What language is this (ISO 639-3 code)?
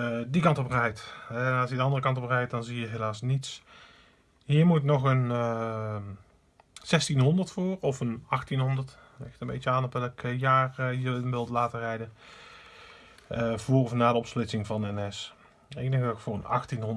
nld